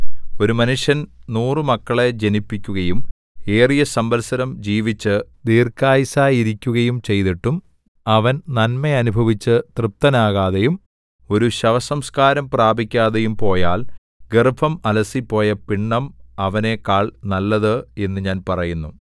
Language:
Malayalam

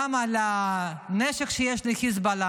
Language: Hebrew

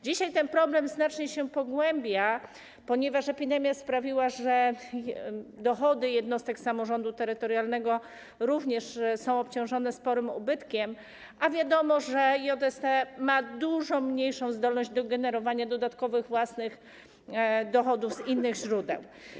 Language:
Polish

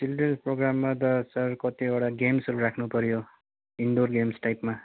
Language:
Nepali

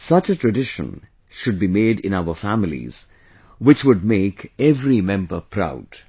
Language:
English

